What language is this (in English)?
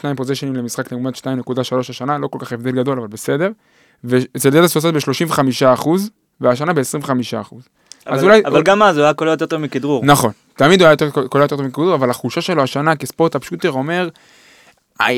Hebrew